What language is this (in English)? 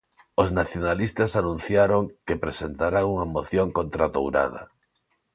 Galician